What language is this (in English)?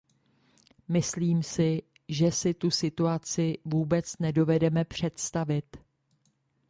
Czech